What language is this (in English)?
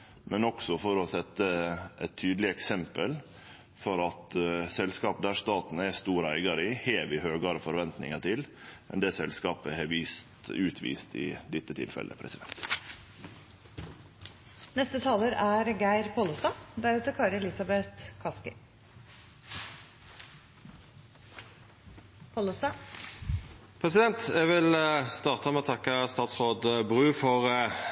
Norwegian Nynorsk